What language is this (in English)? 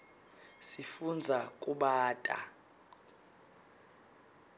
Swati